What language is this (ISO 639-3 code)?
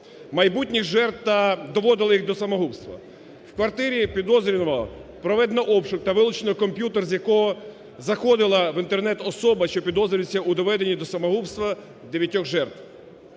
ukr